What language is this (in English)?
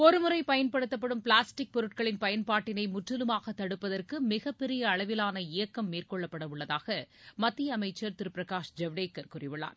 Tamil